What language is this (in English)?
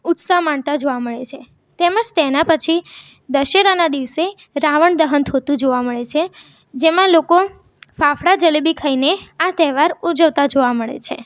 Gujarati